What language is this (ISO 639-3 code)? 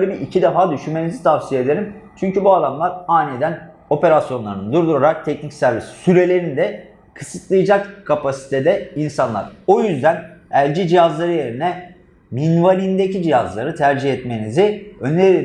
tur